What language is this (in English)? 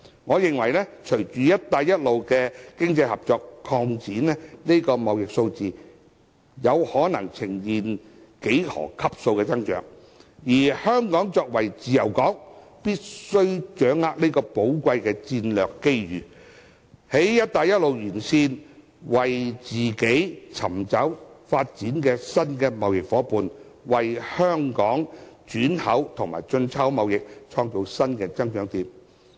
Cantonese